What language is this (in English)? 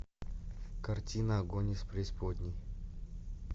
Russian